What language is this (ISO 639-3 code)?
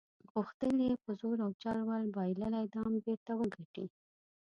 pus